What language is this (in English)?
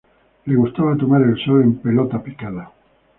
Spanish